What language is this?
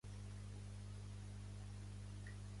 Catalan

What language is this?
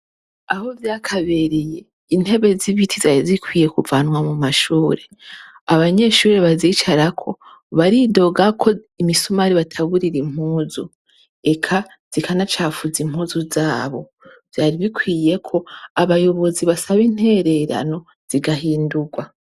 Rundi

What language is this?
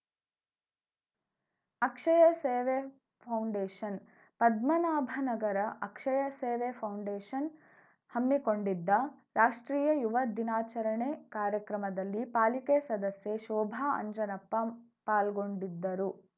Kannada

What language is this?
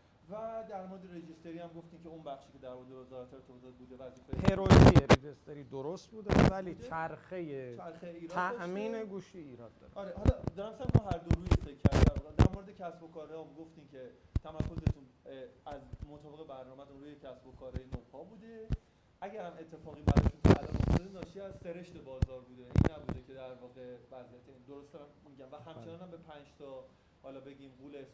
Persian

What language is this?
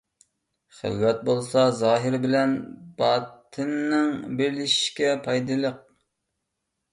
Uyghur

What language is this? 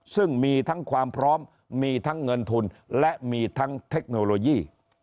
Thai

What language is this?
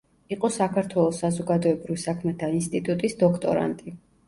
Georgian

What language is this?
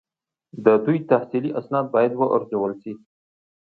Pashto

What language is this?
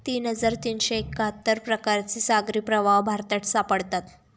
Marathi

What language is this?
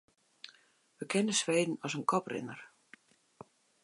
Western Frisian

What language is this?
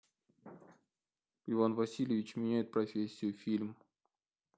Russian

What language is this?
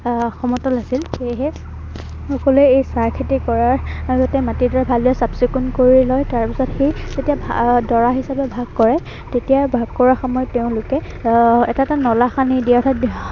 Assamese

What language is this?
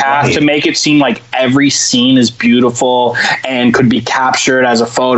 English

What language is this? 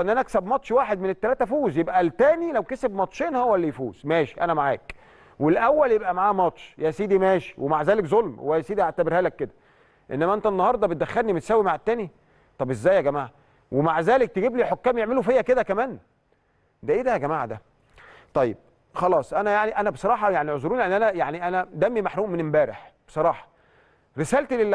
Arabic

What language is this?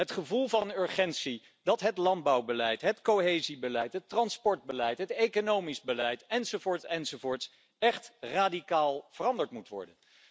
Dutch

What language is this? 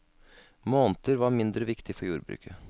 Norwegian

